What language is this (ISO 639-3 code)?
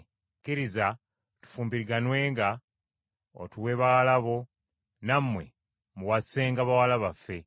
lug